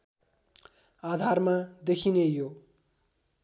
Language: Nepali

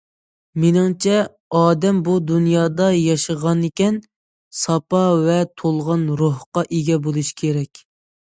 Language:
Uyghur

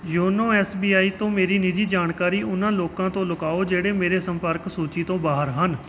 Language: Punjabi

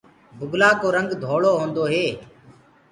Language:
Gurgula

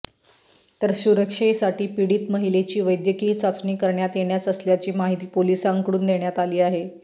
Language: Marathi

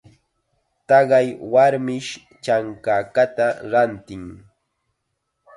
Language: Chiquián Ancash Quechua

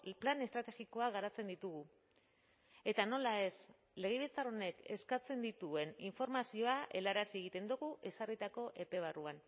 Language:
Basque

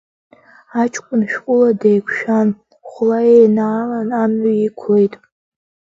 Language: Abkhazian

